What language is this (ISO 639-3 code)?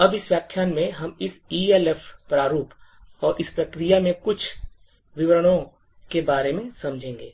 hin